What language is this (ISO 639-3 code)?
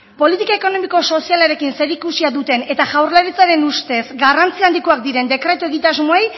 eus